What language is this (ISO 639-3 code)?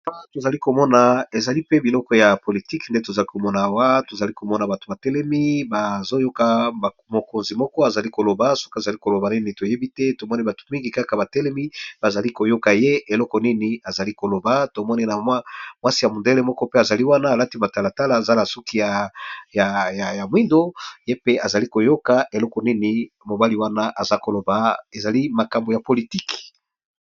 lin